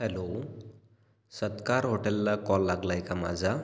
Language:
Marathi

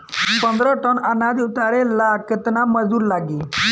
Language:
Bhojpuri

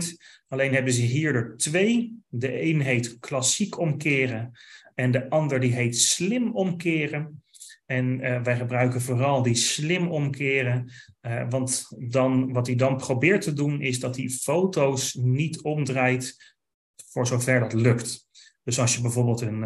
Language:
Dutch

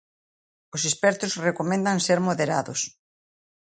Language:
Galician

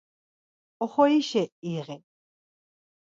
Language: Laz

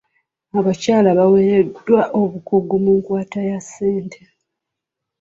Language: Ganda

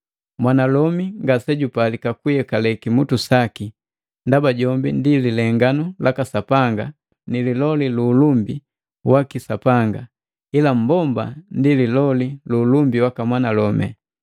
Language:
Matengo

